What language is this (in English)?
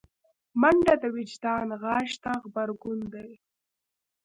Pashto